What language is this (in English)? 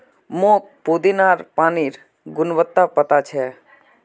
Magahi